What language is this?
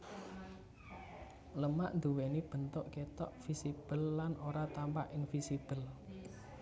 Javanese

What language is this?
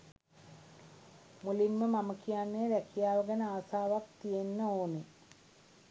Sinhala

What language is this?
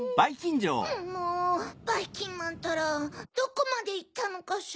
Japanese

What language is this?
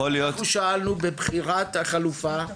Hebrew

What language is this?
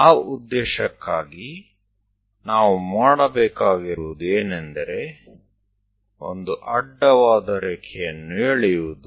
Kannada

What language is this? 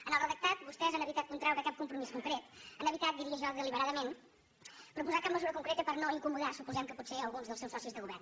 Catalan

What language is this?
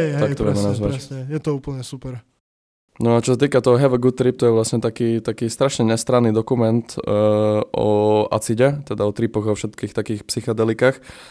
Slovak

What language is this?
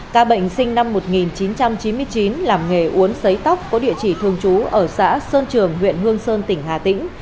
Vietnamese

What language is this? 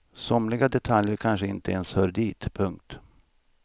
Swedish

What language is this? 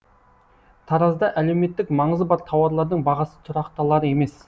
Kazakh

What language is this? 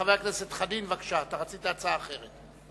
Hebrew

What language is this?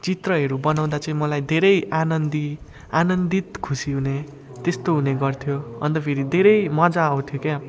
Nepali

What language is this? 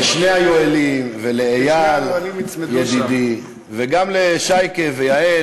Hebrew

